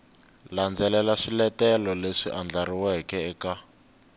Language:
Tsonga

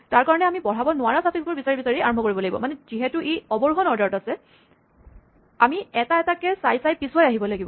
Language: Assamese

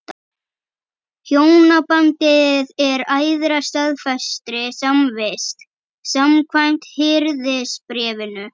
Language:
Icelandic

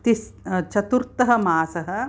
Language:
Sanskrit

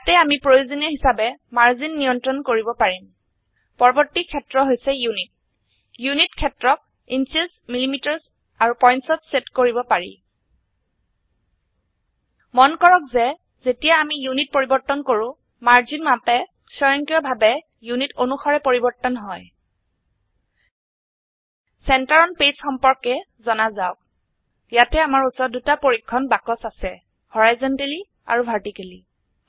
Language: Assamese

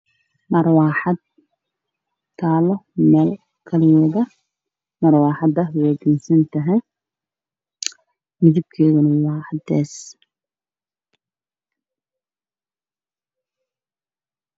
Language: Somali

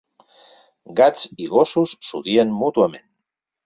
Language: Catalan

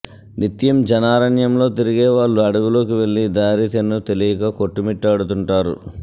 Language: Telugu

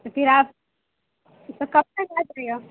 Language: Urdu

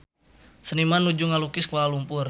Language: Sundanese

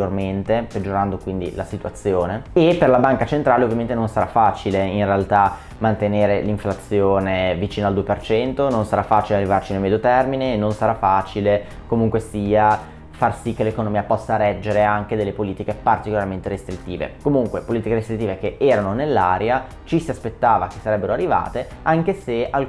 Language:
Italian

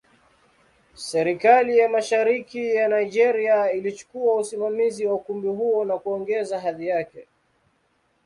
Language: Swahili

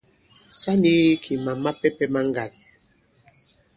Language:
Bankon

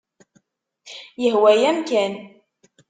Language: Kabyle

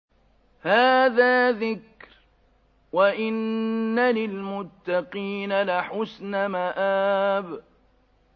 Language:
Arabic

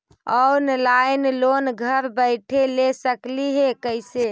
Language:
Magahi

